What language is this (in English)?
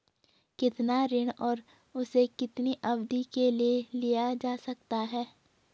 Hindi